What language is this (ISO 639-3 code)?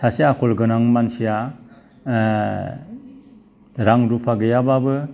brx